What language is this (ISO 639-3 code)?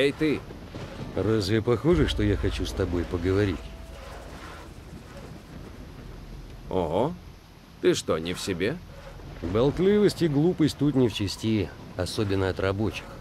rus